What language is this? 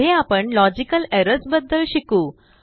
Marathi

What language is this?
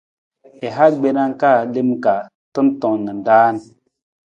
Nawdm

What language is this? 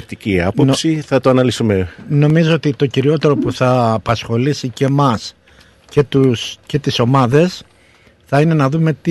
Greek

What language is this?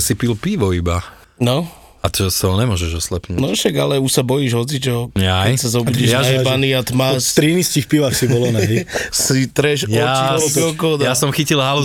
Slovak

